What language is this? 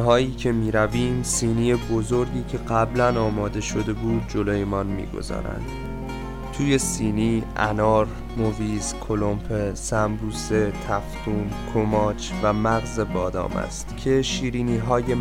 Persian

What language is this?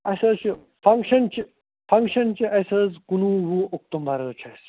Kashmiri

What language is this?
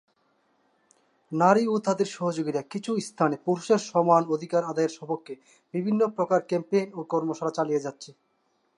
Bangla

